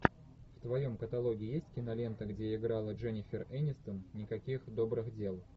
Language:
Russian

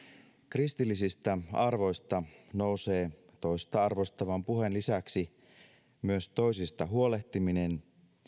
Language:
Finnish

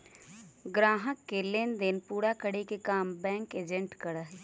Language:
Magahi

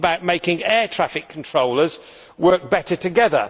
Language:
English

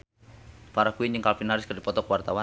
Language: Sundanese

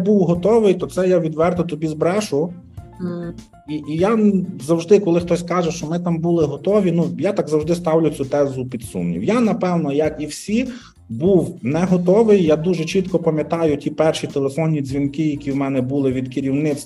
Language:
Ukrainian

